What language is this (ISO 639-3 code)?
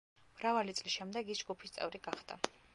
kat